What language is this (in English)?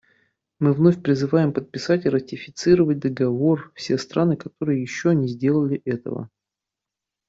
Russian